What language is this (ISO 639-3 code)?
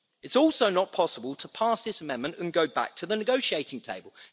eng